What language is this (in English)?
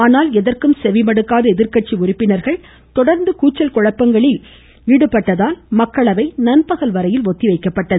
Tamil